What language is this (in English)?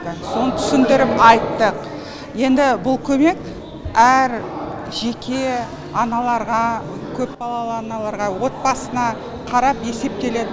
Kazakh